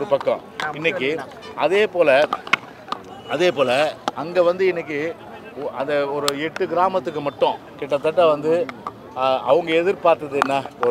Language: Arabic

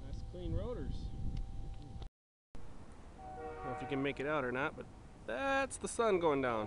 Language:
English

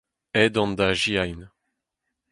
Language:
Breton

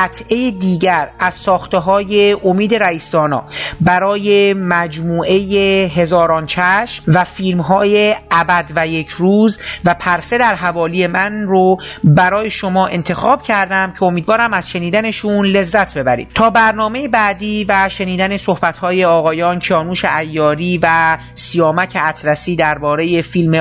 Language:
Persian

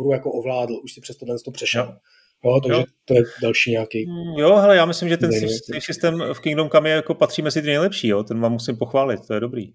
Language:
Czech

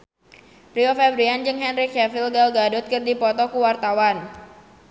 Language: Sundanese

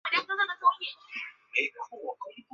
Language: Chinese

